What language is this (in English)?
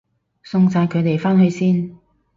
Cantonese